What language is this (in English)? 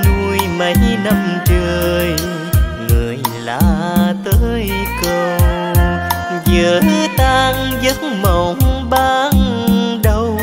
Vietnamese